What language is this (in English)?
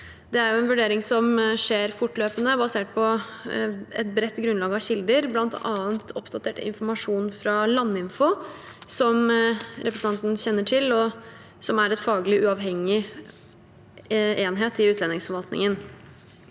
Norwegian